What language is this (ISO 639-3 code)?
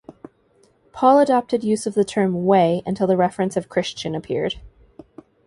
eng